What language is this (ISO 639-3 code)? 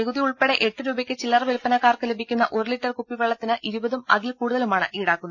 mal